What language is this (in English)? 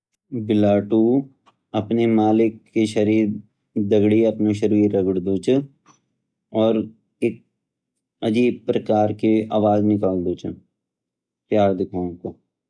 Garhwali